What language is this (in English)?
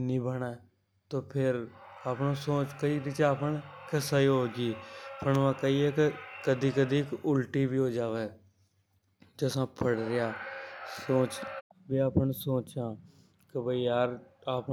Hadothi